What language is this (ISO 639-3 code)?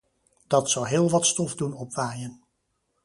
nld